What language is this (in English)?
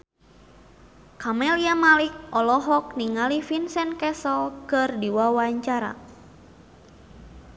Sundanese